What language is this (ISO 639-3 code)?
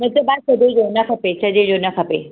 snd